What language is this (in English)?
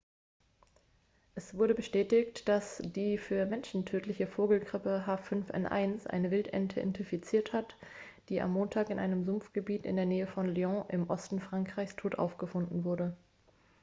German